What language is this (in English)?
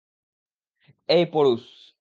Bangla